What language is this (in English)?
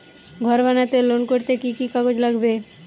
Bangla